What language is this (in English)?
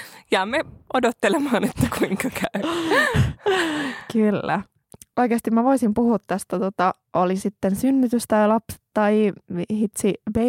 Finnish